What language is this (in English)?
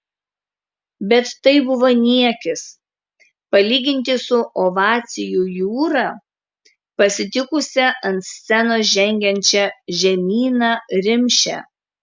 Lithuanian